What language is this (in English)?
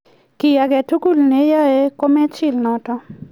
Kalenjin